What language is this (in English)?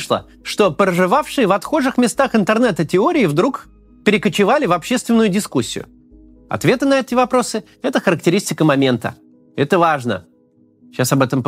Russian